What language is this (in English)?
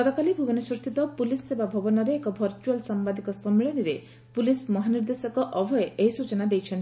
Odia